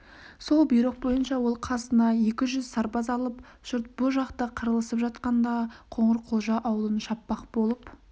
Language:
Kazakh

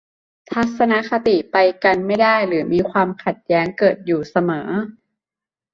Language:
Thai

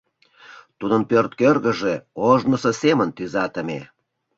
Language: Mari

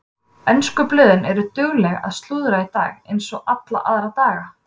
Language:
Icelandic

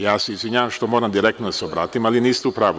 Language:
Serbian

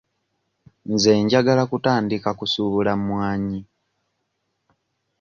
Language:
Ganda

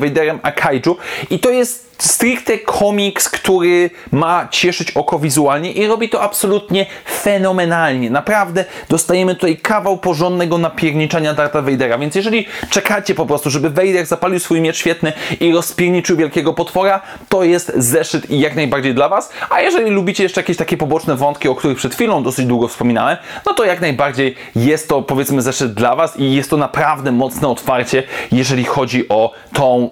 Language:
Polish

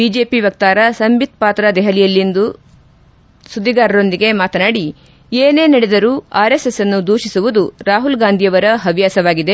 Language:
Kannada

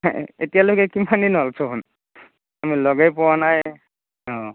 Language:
Assamese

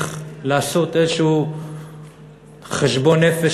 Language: Hebrew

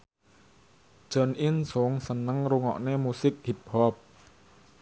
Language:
Javanese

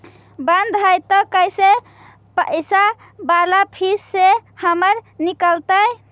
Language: Magahi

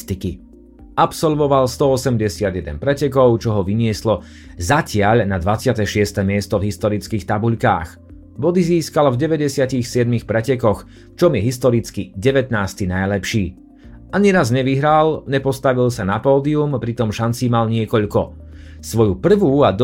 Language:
Slovak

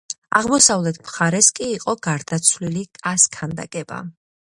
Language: Georgian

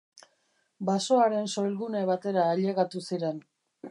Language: Basque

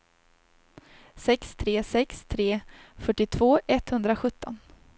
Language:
Swedish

